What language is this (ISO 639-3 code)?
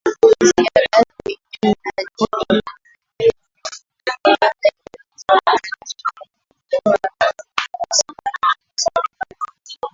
swa